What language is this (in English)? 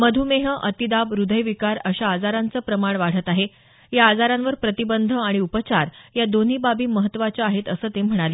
Marathi